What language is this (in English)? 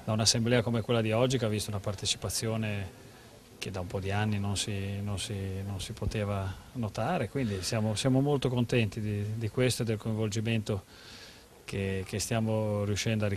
Italian